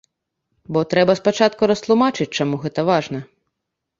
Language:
Belarusian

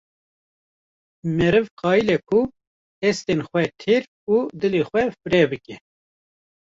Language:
Kurdish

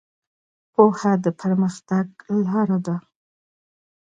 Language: Pashto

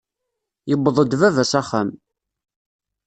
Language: Kabyle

